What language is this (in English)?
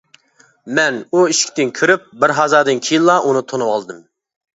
Uyghur